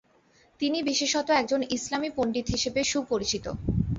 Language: Bangla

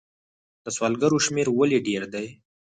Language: Pashto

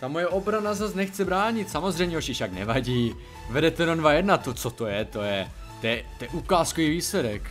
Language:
Czech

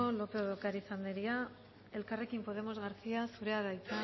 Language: Basque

